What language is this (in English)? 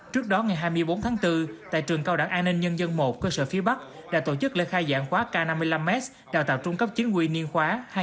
Vietnamese